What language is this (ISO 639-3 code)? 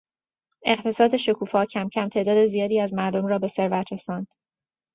fas